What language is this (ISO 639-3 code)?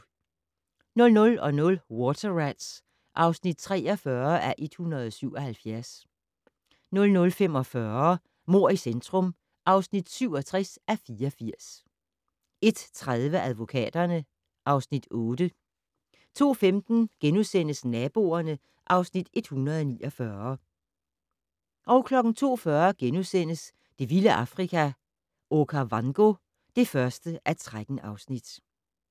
dan